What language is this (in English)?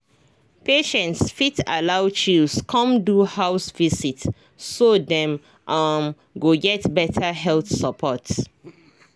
Nigerian Pidgin